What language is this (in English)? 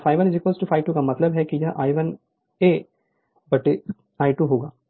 Hindi